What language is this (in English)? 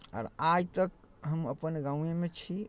Maithili